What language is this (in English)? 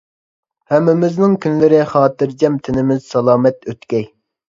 Uyghur